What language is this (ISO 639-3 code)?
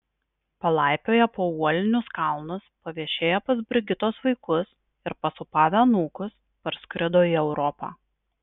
lit